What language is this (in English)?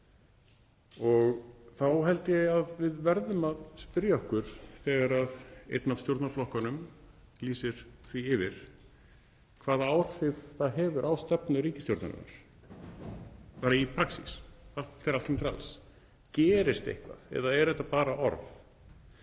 Icelandic